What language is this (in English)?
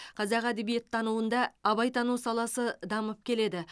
Kazakh